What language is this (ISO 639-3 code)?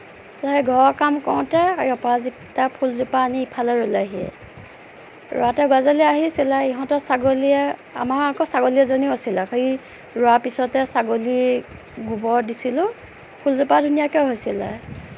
asm